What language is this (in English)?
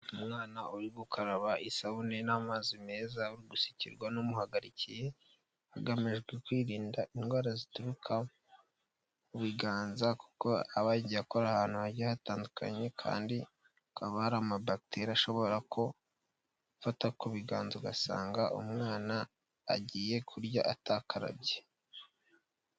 Kinyarwanda